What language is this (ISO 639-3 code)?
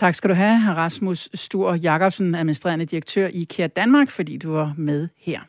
dan